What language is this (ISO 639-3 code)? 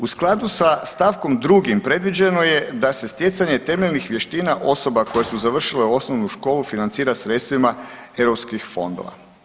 hrv